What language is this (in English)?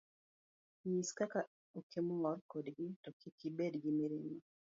Luo (Kenya and Tanzania)